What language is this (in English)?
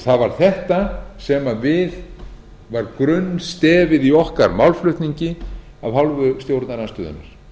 Icelandic